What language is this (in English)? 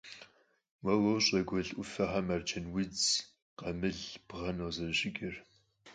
Kabardian